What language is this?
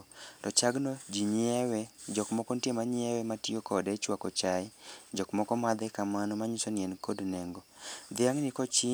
Luo (Kenya and Tanzania)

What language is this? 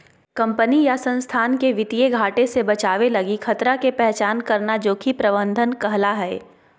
Magahi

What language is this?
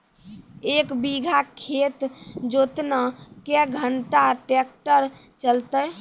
Maithili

